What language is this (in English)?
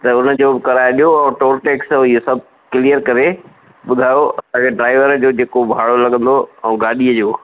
Sindhi